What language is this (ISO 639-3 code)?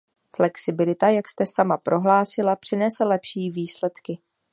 ces